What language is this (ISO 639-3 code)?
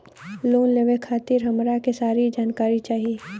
bho